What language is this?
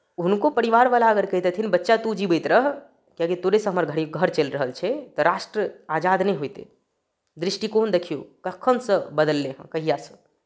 Maithili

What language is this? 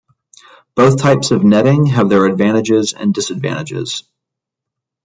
English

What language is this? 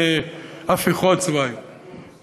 Hebrew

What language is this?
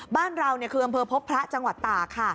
Thai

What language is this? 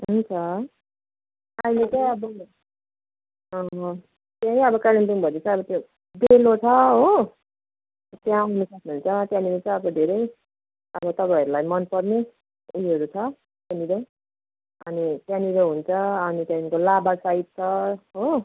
Nepali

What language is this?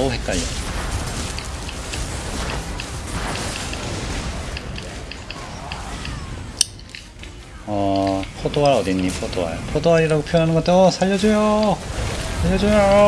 Korean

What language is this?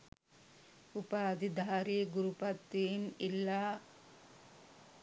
Sinhala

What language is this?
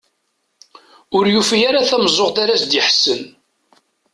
Kabyle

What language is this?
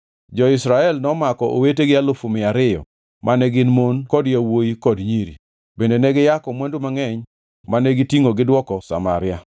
Luo (Kenya and Tanzania)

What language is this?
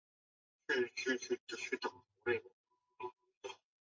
Chinese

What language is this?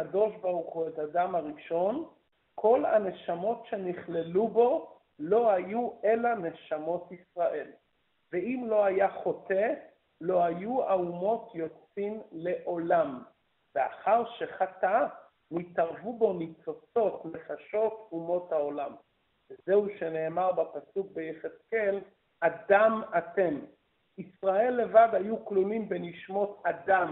Hebrew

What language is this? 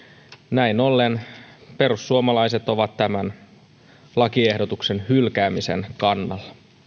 Finnish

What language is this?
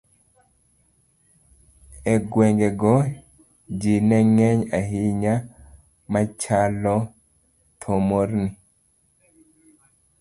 Luo (Kenya and Tanzania)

